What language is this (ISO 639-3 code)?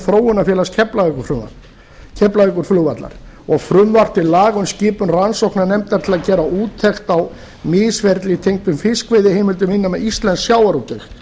isl